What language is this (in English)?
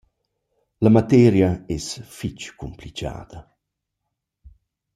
Romansh